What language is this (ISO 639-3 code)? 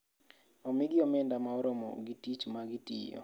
luo